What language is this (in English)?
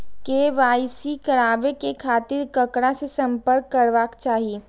Maithili